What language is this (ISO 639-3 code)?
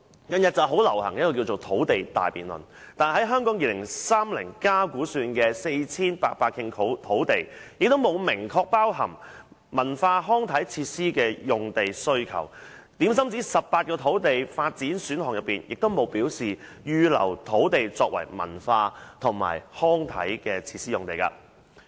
yue